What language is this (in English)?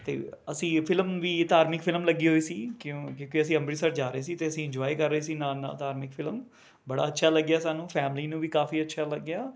Punjabi